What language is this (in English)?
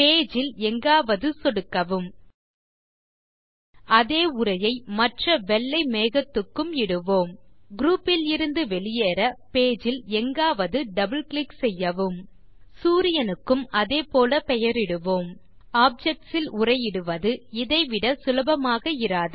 Tamil